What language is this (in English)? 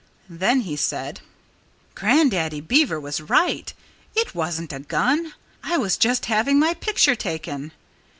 English